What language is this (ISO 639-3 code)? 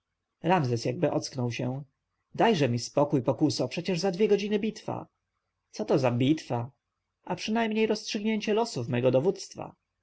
pol